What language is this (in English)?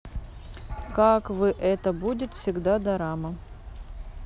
Russian